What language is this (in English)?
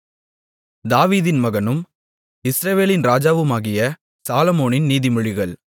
Tamil